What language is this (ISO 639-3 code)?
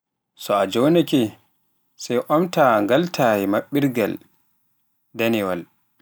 fuf